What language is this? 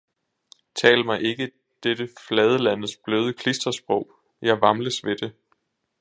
Danish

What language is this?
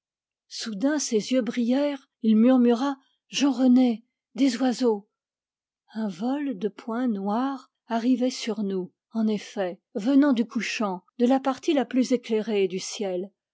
French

